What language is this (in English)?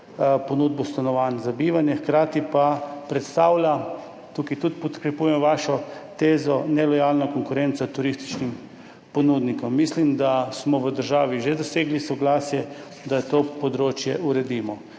Slovenian